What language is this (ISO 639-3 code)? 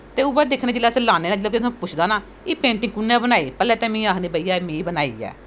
doi